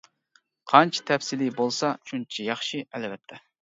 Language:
Uyghur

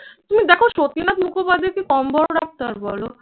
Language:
Bangla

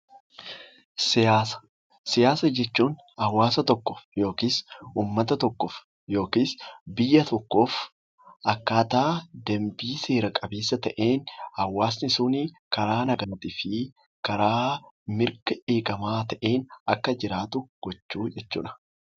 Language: Oromo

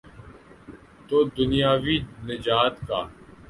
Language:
Urdu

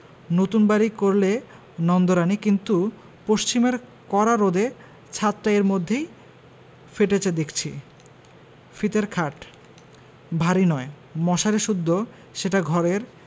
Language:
Bangla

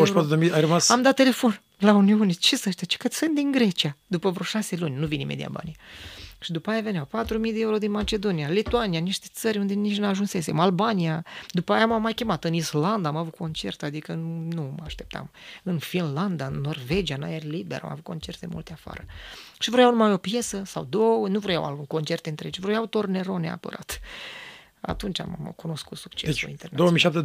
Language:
Romanian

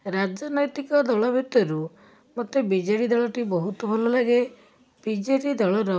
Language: Odia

